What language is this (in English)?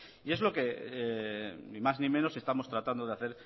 Spanish